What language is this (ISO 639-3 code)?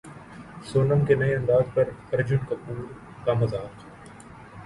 urd